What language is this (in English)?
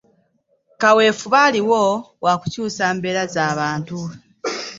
Ganda